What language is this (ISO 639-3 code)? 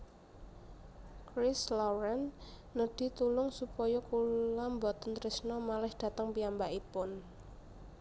jav